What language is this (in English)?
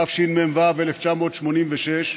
Hebrew